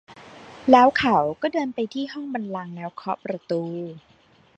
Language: Thai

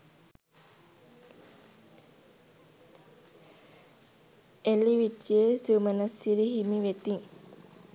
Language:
Sinhala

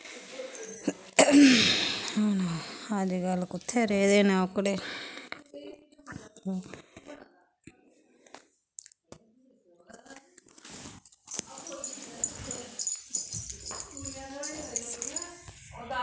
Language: Dogri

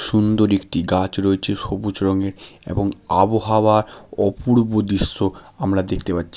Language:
Bangla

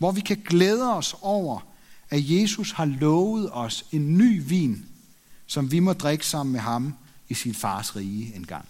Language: Danish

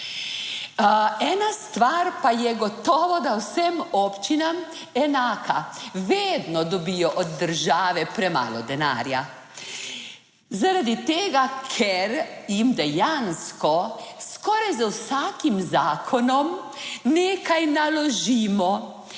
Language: Slovenian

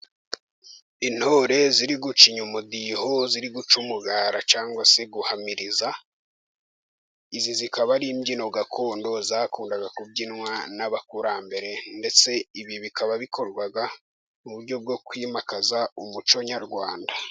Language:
Kinyarwanda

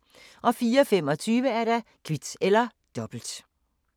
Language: Danish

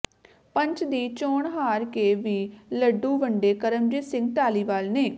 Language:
Punjabi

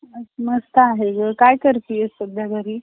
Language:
Marathi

